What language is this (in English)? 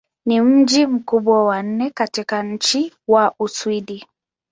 Swahili